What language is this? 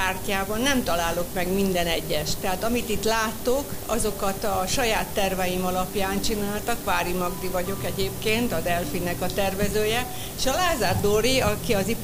Hungarian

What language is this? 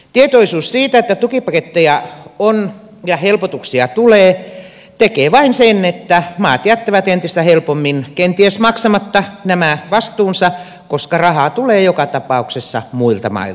Finnish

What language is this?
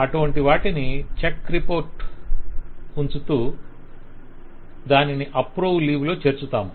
Telugu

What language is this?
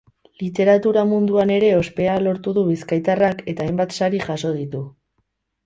Basque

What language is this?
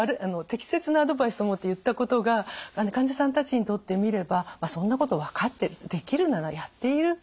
Japanese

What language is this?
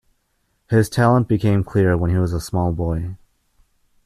English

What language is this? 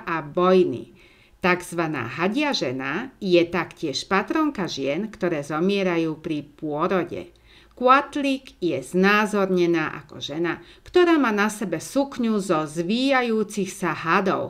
Slovak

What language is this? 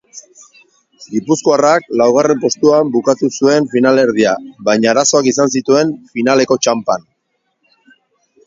Basque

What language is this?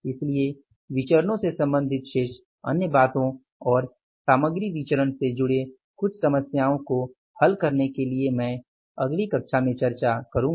Hindi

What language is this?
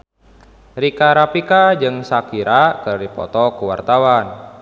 Sundanese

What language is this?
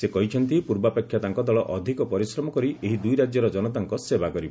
Odia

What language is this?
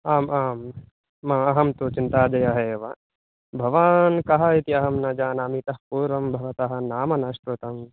Sanskrit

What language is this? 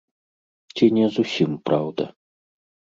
Belarusian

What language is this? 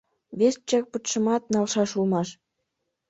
Mari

